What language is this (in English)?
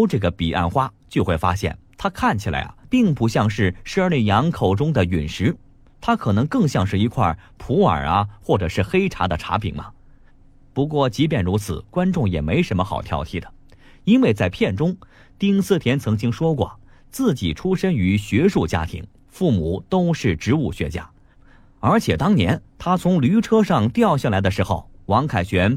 Chinese